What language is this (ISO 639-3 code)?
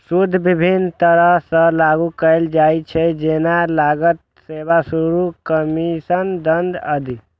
mai